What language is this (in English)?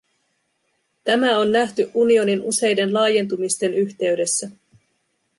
Finnish